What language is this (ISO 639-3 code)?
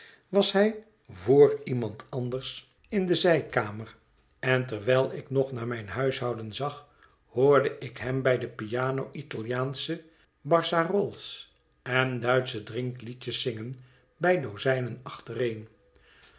nld